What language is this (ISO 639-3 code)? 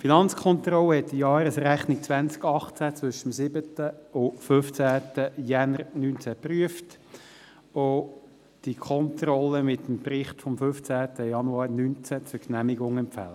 gsw